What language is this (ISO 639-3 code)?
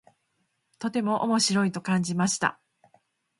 jpn